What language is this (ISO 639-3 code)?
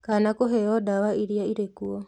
kik